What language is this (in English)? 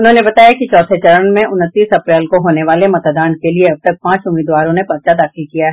Hindi